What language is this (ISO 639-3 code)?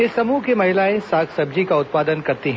hin